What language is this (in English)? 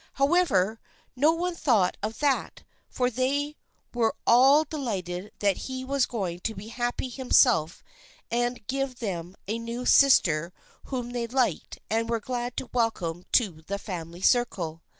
English